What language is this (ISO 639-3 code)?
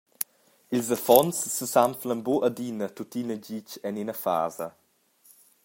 roh